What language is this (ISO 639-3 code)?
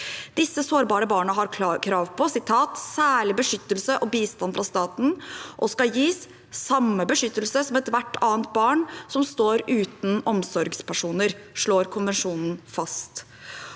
nor